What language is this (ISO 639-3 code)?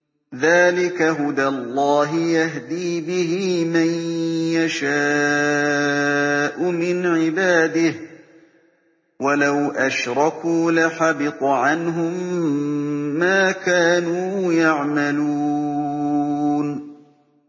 ara